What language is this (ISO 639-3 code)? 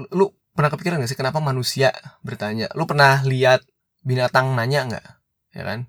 ind